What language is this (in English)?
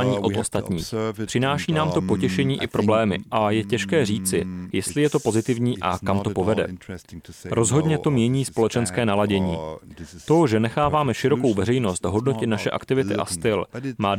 Czech